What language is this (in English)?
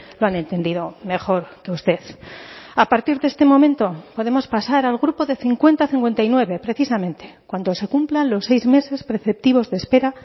Spanish